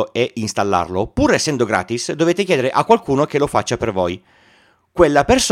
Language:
Italian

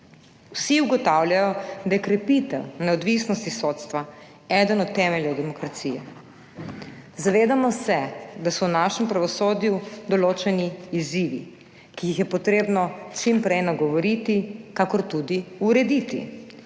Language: Slovenian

